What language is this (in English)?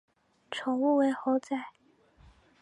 Chinese